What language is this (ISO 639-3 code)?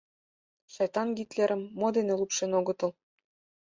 chm